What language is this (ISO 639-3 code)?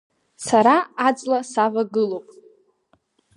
abk